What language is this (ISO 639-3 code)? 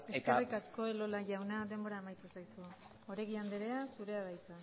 eus